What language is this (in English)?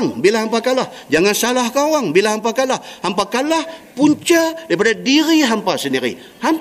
Malay